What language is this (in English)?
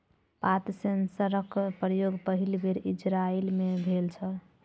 Maithili